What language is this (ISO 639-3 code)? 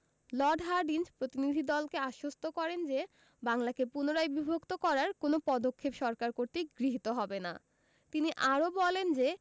ben